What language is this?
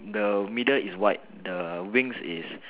English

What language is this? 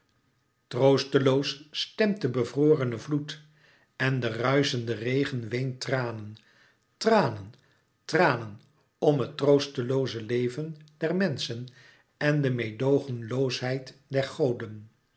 Dutch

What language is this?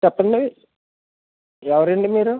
Telugu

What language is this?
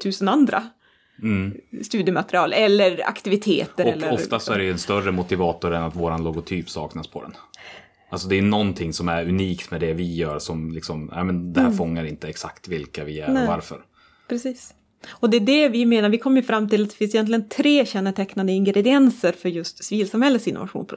Swedish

